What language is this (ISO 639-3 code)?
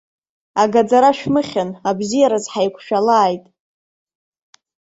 abk